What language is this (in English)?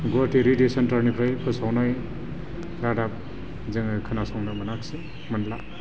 Bodo